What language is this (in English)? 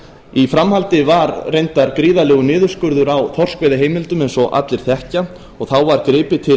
Icelandic